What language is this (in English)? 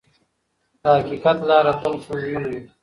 Pashto